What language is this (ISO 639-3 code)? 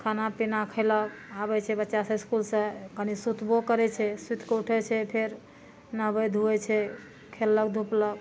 mai